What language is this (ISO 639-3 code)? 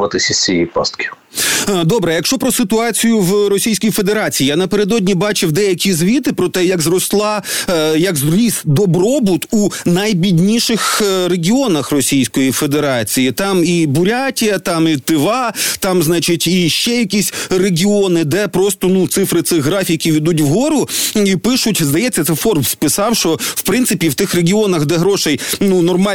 ukr